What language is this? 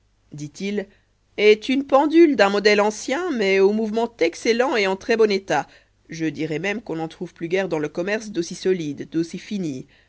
French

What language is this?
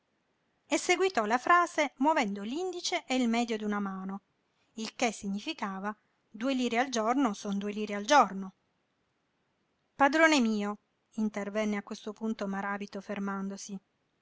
Italian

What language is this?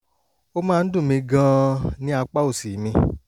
Yoruba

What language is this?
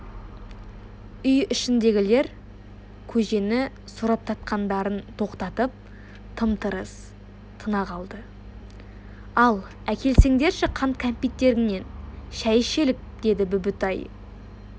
Kazakh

